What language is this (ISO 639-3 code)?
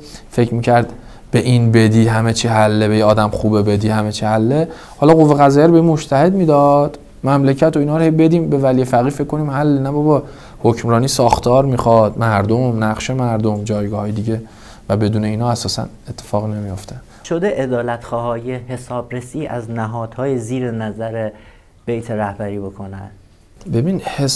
fas